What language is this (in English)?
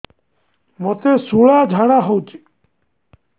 Odia